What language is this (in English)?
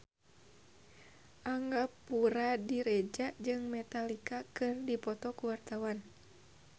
Sundanese